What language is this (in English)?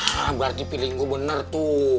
Indonesian